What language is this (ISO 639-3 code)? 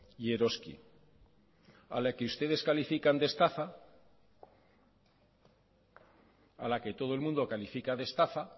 spa